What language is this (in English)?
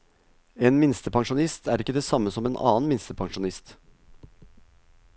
Norwegian